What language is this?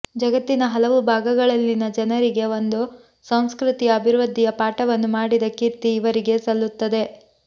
Kannada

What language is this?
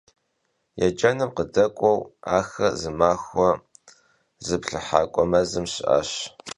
Kabardian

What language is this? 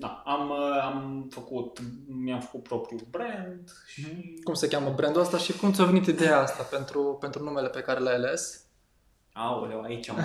Romanian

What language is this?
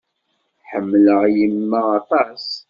Kabyle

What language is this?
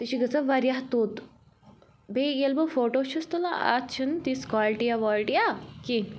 Kashmiri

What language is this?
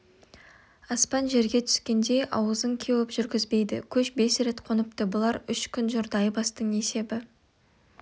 Kazakh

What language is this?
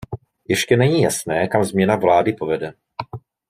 Czech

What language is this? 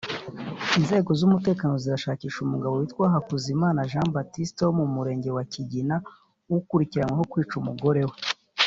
Kinyarwanda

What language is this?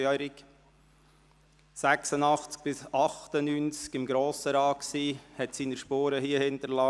Swiss German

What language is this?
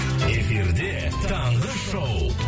Kazakh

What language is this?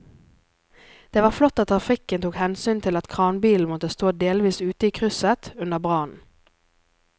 Norwegian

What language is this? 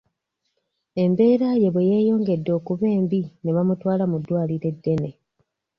Ganda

